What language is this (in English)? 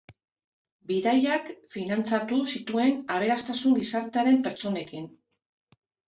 Basque